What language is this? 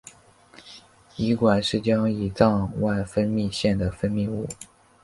Chinese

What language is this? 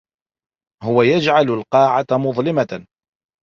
Arabic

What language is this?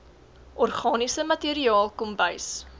Afrikaans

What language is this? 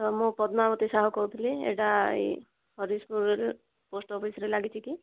Odia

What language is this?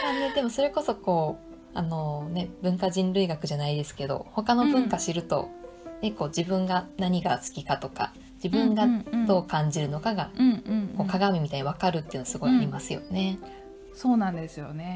Japanese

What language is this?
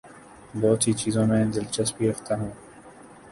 Urdu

